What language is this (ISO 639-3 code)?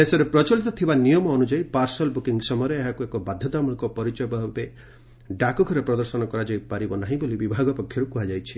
ori